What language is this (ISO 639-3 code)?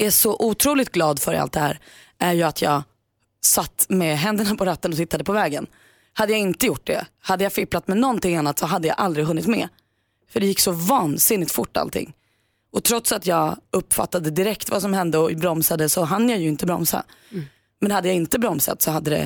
swe